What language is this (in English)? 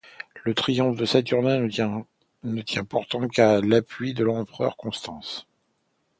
French